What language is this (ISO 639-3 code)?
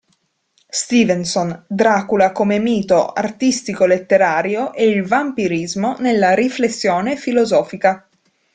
ita